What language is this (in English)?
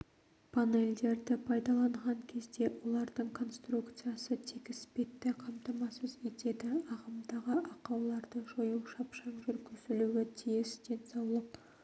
Kazakh